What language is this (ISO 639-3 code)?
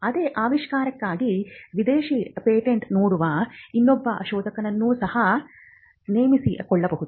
kan